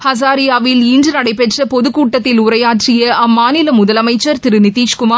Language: Tamil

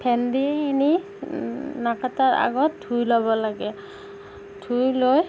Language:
Assamese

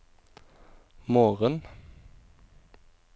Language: Norwegian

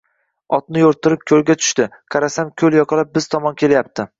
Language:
Uzbek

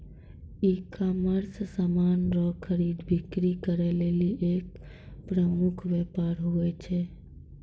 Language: Maithili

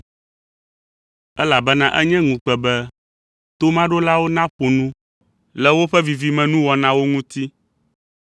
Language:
Ewe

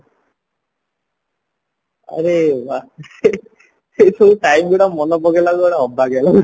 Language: Odia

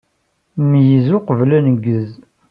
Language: Kabyle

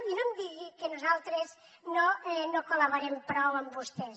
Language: Catalan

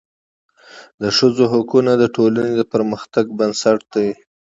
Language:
Pashto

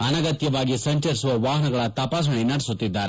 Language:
Kannada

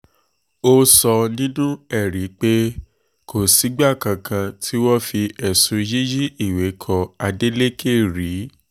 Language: Yoruba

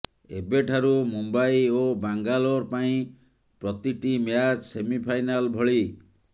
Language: Odia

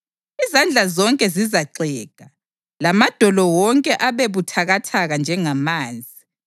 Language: North Ndebele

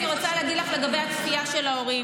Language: Hebrew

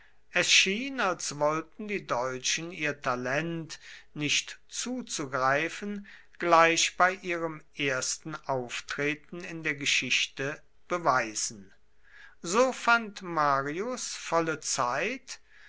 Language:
German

